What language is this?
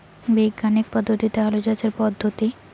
Bangla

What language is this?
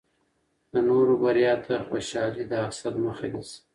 Pashto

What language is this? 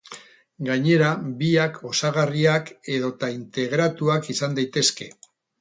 Basque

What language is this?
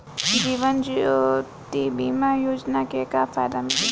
Bhojpuri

